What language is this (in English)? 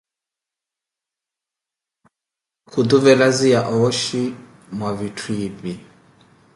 Koti